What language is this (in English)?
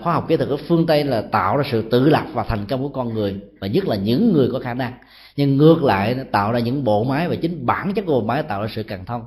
Vietnamese